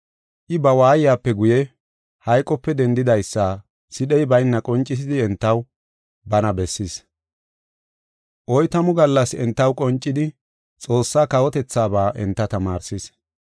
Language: Gofa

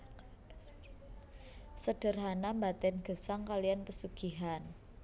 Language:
Javanese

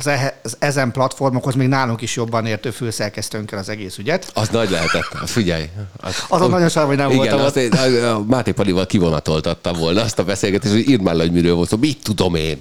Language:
Hungarian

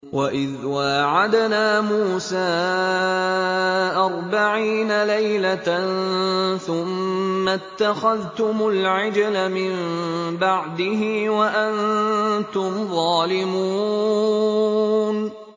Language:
Arabic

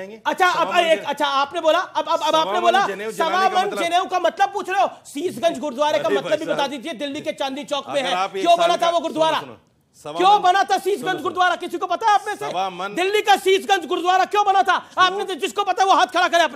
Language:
Hindi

